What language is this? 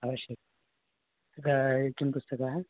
Sanskrit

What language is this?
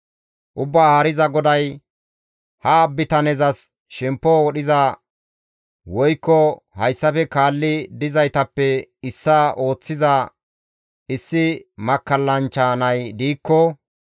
Gamo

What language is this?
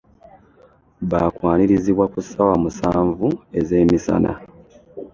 Ganda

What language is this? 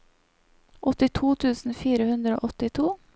Norwegian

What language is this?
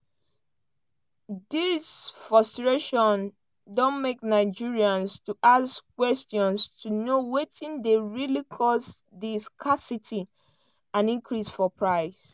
Nigerian Pidgin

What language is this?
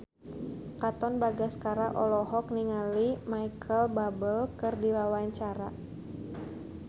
Sundanese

